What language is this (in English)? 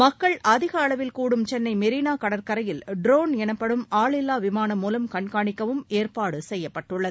Tamil